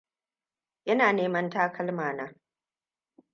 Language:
Hausa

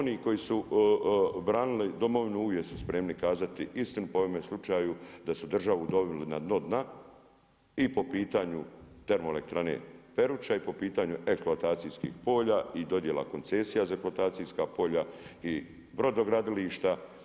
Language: Croatian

